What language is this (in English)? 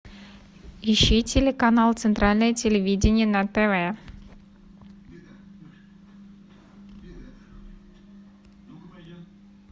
Russian